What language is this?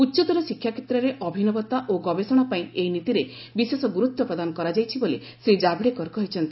Odia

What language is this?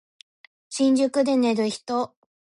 Japanese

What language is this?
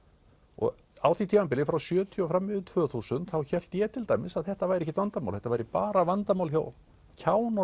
Icelandic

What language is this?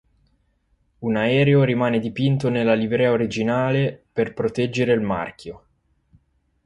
Italian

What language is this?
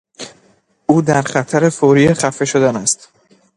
Persian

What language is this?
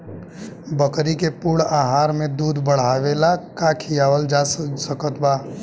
Bhojpuri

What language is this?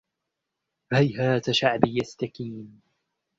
Arabic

